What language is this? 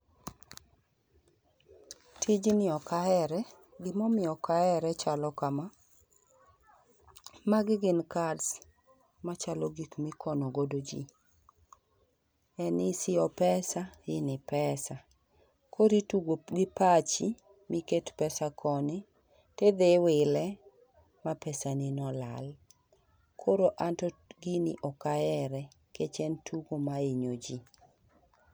Luo (Kenya and Tanzania)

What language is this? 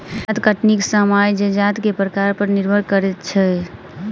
Maithili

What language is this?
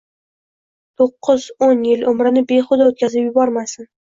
Uzbek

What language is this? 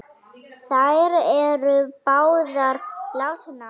Icelandic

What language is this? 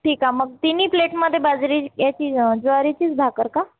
Marathi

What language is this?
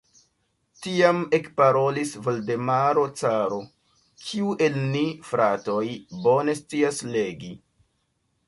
Esperanto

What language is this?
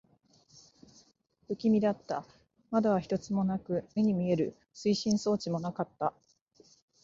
Japanese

